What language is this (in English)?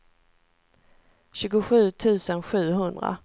Swedish